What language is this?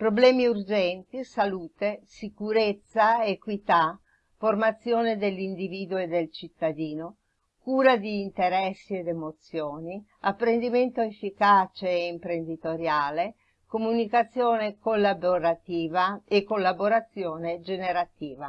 Italian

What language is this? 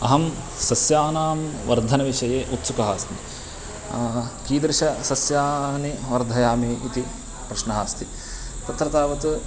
Sanskrit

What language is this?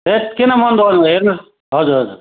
Nepali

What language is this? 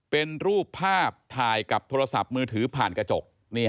Thai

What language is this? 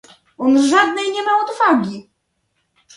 Polish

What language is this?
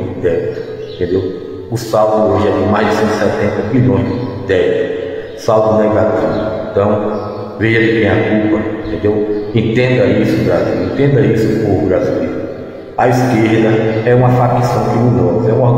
Portuguese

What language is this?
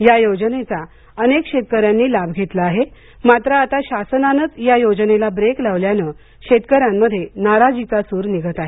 Marathi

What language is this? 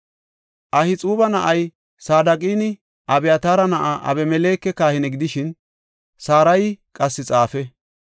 Gofa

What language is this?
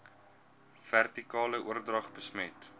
Afrikaans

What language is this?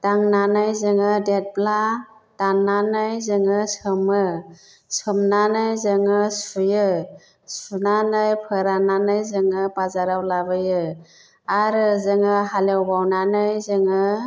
Bodo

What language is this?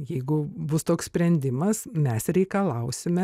Lithuanian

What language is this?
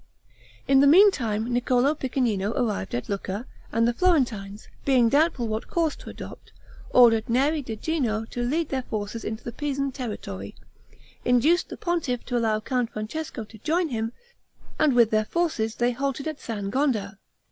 English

